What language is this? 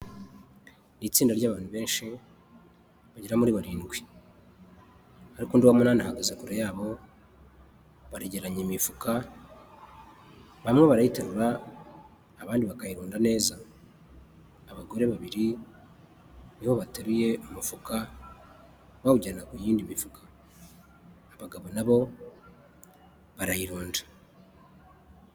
Kinyarwanda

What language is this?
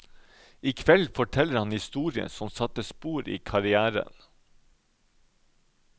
Norwegian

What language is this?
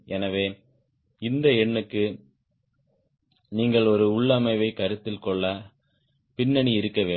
Tamil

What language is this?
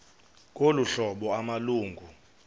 Xhosa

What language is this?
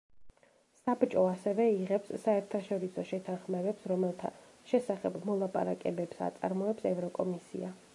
Georgian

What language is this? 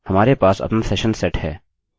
Hindi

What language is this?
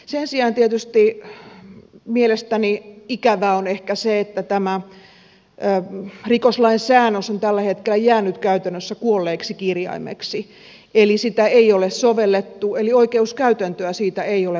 Finnish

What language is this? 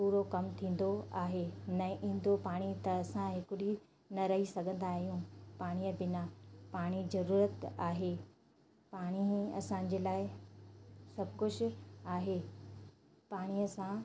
Sindhi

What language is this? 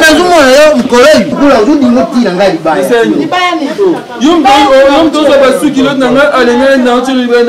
French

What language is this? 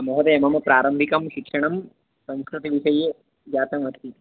Sanskrit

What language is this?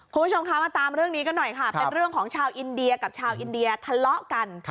Thai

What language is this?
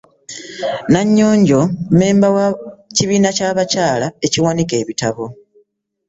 Ganda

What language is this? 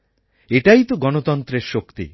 Bangla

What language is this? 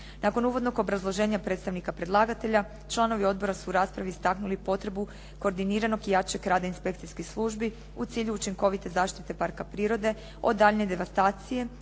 Croatian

